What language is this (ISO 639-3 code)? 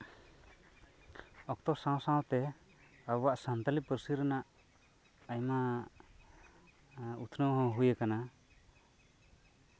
sat